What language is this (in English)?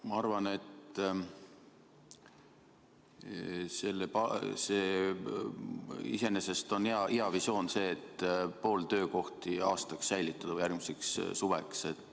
Estonian